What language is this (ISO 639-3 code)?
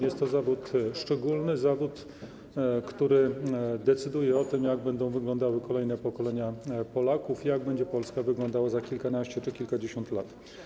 pol